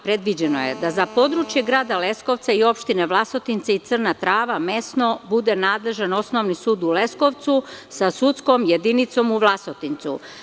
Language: Serbian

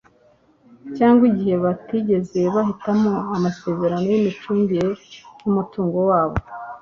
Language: Kinyarwanda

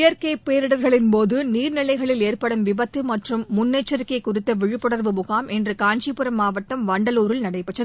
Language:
Tamil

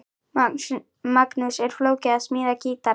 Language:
Icelandic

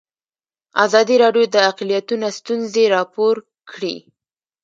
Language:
Pashto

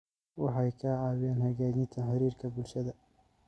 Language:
Somali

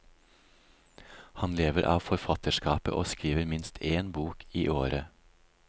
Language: Norwegian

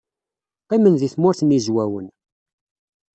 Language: Kabyle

